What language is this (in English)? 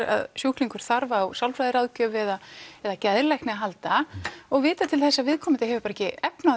Icelandic